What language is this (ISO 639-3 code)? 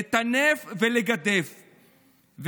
heb